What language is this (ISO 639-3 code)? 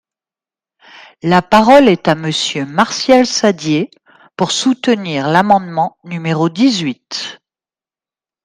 fra